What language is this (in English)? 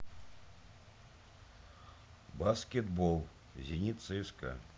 Russian